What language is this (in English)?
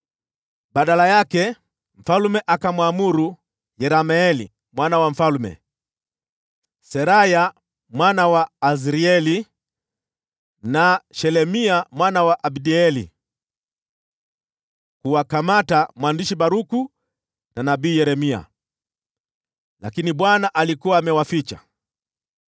Swahili